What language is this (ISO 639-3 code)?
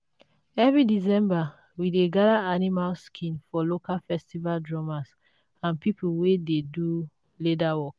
pcm